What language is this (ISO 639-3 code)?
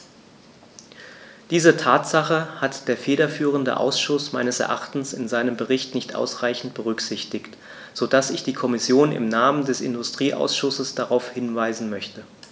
deu